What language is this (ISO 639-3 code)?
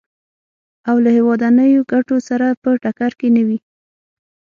pus